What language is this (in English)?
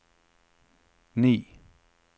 Norwegian